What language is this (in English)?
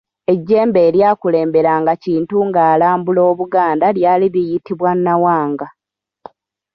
Ganda